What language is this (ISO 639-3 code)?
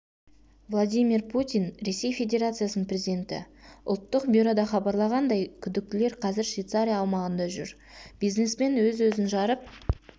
kaz